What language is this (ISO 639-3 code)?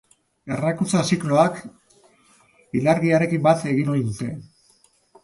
eus